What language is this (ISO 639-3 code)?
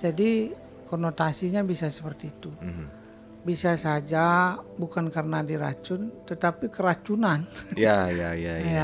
ind